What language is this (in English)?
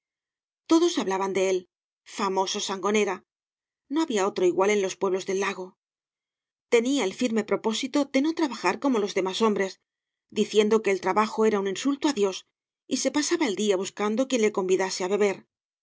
Spanish